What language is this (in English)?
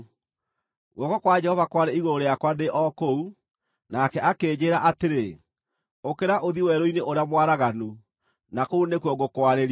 Kikuyu